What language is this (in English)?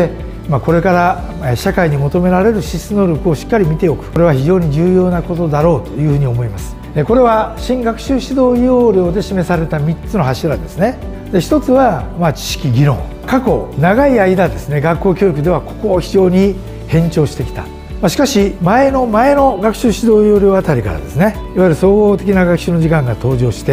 Japanese